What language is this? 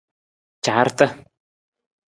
Nawdm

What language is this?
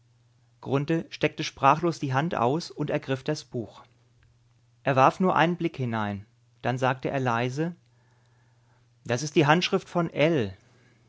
German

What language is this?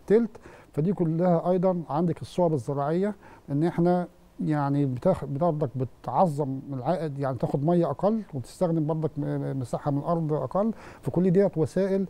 Arabic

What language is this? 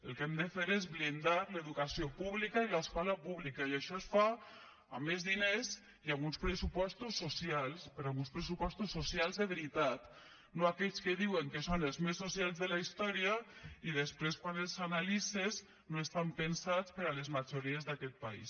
Catalan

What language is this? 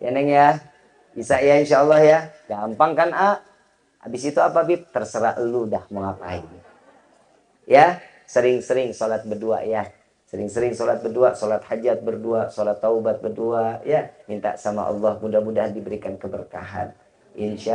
Indonesian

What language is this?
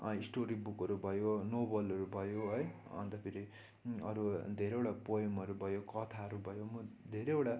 Nepali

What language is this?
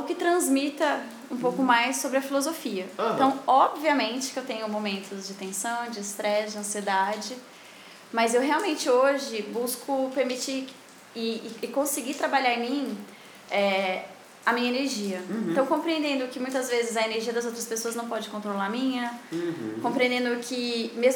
Portuguese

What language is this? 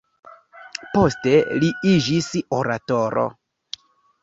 Esperanto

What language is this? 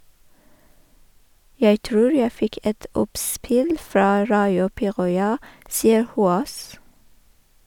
Norwegian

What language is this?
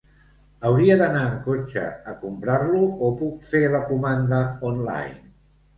Catalan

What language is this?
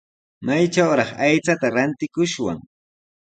Sihuas Ancash Quechua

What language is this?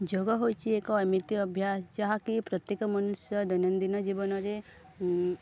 Odia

